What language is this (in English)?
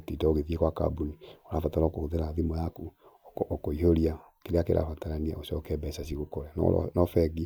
Kikuyu